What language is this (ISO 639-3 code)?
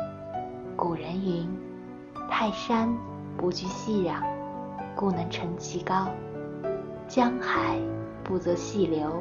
zho